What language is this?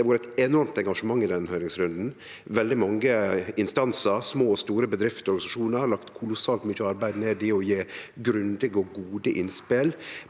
Norwegian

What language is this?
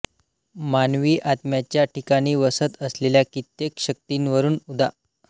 Marathi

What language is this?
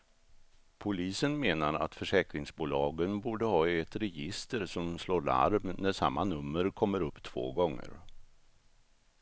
Swedish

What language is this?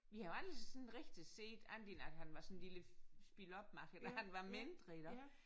Danish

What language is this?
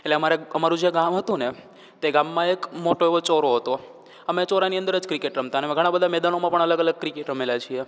Gujarati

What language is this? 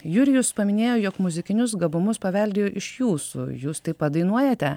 Lithuanian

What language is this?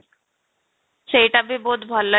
Odia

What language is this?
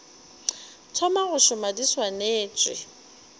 Northern Sotho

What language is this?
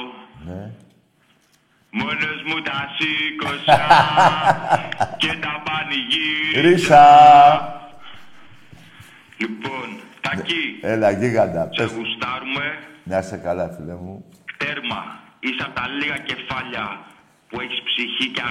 Greek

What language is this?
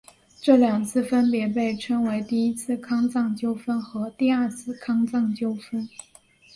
Chinese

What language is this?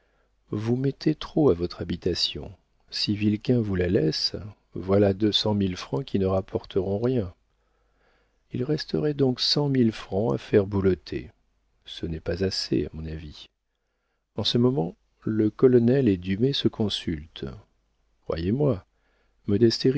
French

